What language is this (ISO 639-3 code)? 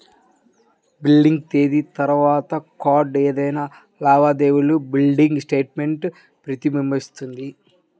tel